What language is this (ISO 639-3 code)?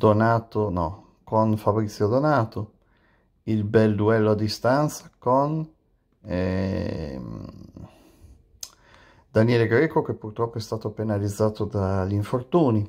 ita